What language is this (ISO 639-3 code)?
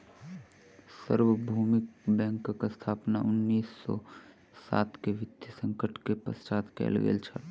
mai